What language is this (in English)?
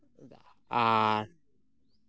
Santali